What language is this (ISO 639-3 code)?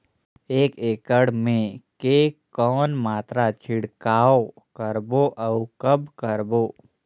hne